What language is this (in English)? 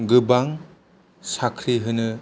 Bodo